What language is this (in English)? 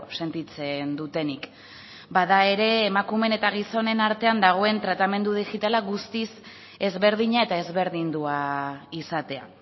Basque